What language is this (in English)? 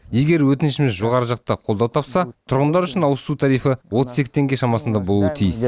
Kazakh